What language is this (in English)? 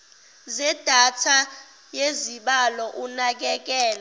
Zulu